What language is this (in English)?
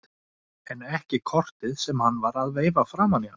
Icelandic